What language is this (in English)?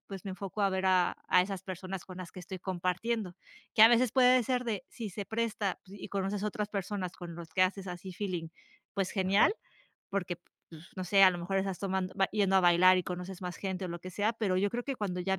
Spanish